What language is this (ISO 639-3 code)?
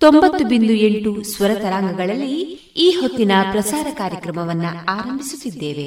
kan